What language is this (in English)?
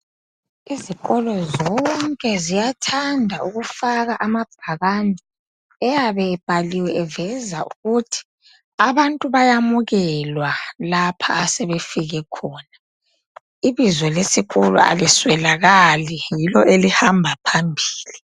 North Ndebele